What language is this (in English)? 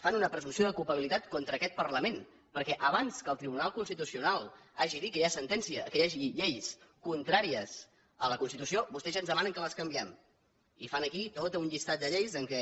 Catalan